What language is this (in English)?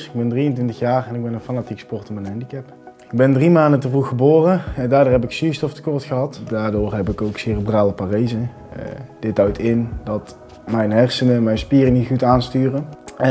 Dutch